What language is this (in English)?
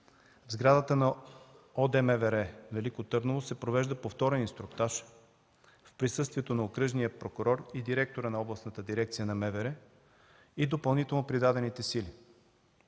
Bulgarian